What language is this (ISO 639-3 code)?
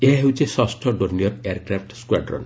ori